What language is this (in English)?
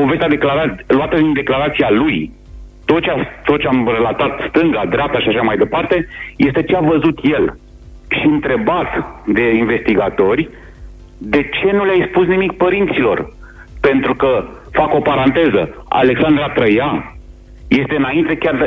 Romanian